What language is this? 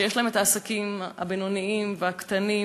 Hebrew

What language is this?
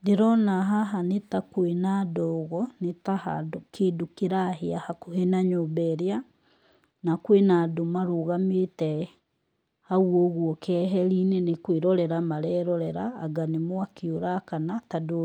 Kikuyu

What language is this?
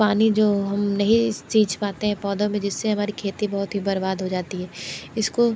Hindi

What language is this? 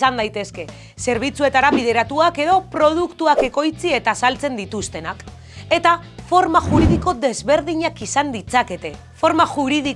Basque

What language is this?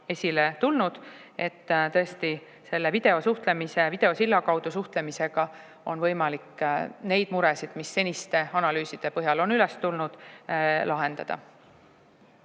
Estonian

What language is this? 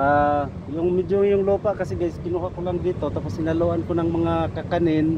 Filipino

